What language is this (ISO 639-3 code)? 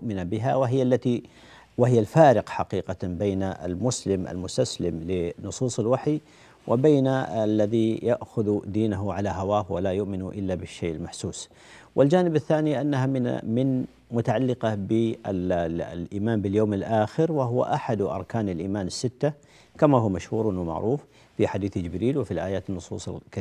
ara